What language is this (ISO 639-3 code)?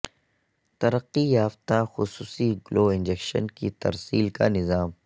urd